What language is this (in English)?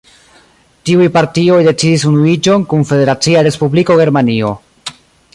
Esperanto